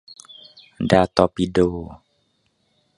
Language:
Thai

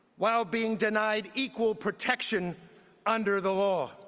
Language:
English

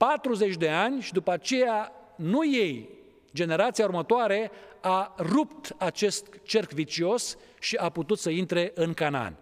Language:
Romanian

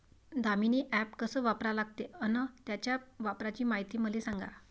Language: Marathi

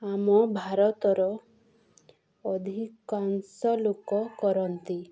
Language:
Odia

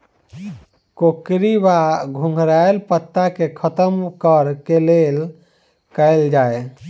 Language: Maithili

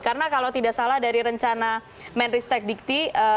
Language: Indonesian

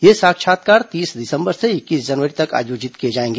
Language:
Hindi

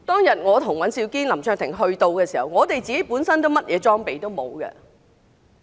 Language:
Cantonese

